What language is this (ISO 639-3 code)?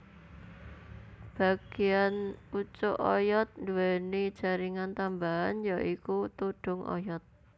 jav